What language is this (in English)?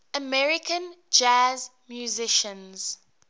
English